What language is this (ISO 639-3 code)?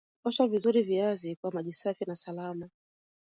swa